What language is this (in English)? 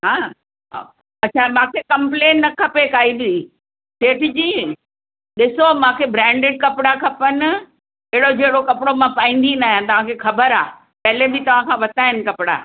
Sindhi